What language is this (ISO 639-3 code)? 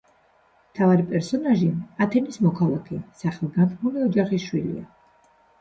kat